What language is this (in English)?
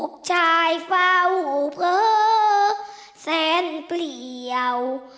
Thai